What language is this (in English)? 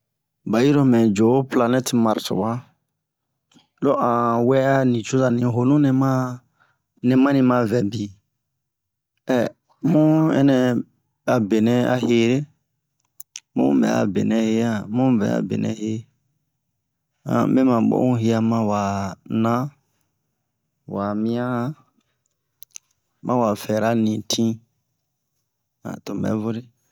Bomu